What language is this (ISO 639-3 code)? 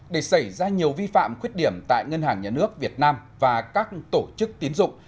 vie